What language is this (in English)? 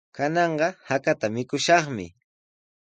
Sihuas Ancash Quechua